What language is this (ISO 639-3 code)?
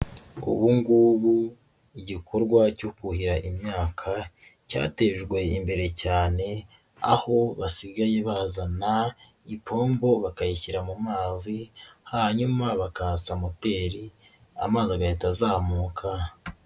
kin